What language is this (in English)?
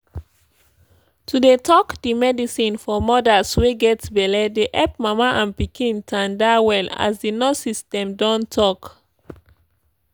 Nigerian Pidgin